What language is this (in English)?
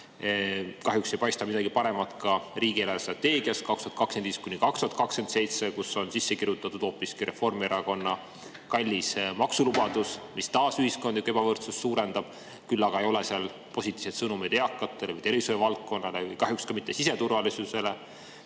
Estonian